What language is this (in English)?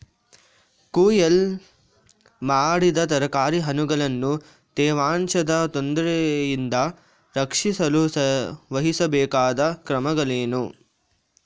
Kannada